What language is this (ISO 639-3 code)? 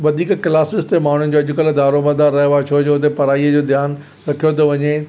snd